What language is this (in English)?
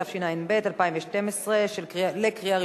Hebrew